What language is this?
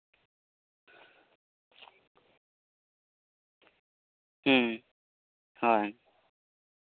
Santali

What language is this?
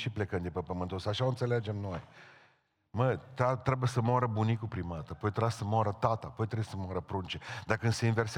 Romanian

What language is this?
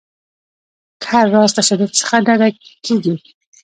Pashto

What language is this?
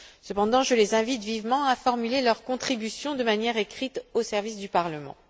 French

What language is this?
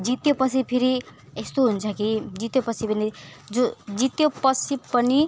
Nepali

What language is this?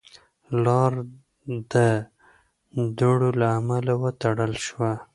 Pashto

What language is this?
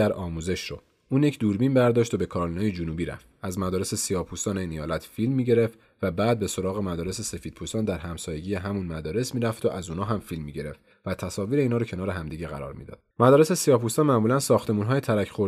Persian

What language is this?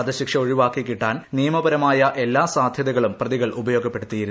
Malayalam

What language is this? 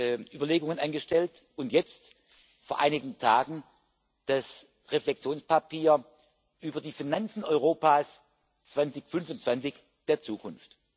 German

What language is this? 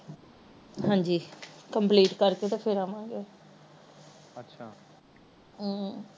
Punjabi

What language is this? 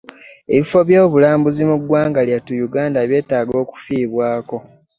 Ganda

